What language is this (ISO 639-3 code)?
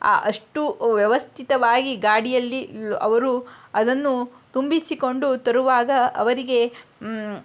kan